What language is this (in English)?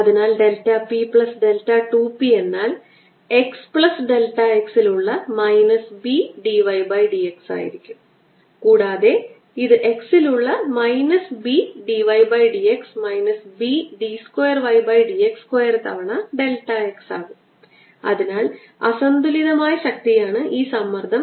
Malayalam